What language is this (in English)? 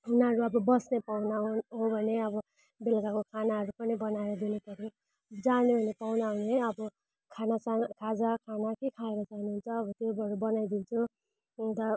Nepali